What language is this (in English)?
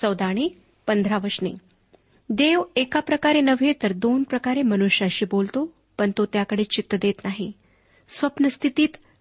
Marathi